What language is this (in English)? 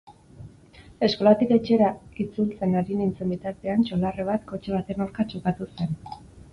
Basque